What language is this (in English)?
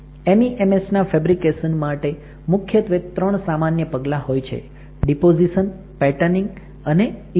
Gujarati